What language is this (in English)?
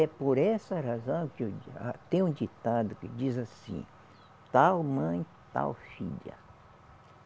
Portuguese